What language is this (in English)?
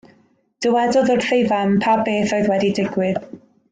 Welsh